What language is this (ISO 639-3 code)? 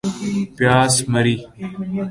urd